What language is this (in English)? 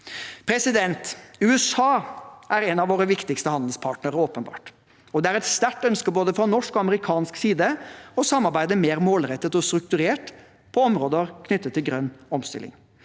Norwegian